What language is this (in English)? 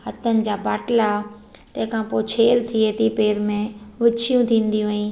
Sindhi